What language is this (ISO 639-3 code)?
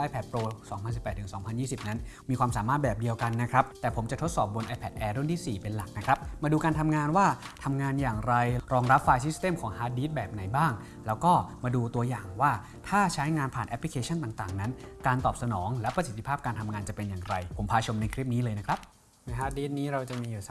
tha